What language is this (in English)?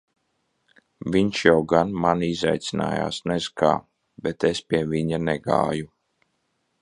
Latvian